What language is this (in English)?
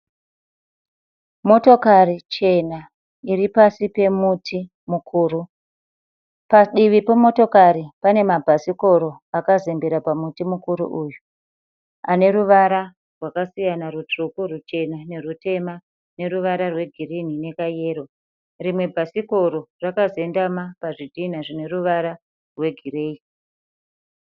Shona